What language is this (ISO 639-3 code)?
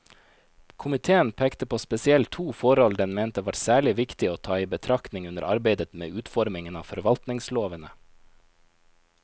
nor